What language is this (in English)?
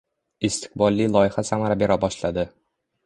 Uzbek